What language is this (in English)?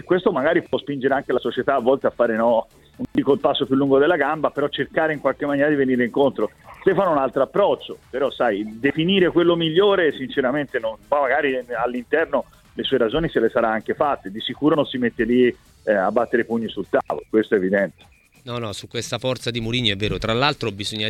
Italian